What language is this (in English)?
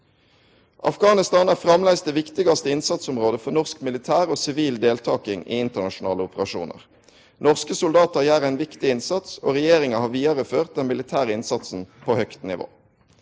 Norwegian